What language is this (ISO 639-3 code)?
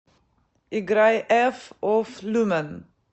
rus